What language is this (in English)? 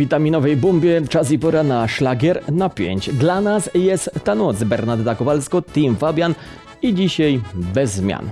Polish